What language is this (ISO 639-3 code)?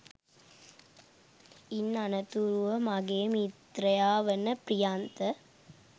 sin